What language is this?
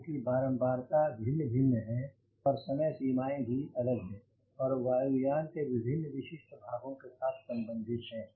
Hindi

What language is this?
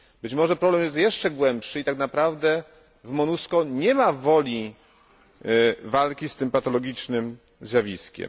Polish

